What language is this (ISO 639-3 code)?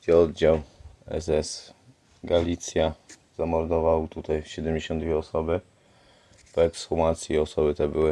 pol